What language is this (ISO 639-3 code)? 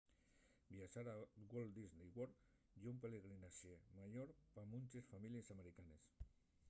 ast